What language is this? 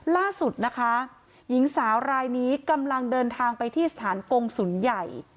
Thai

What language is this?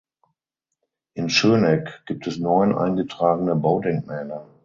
German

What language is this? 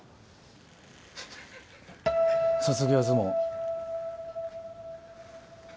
Japanese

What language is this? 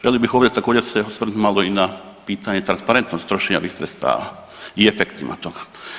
Croatian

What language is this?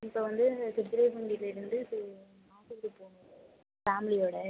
Tamil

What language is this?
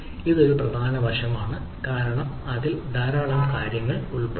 Malayalam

